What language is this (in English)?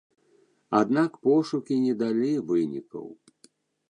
Belarusian